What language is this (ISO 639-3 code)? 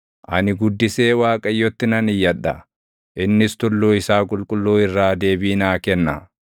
orm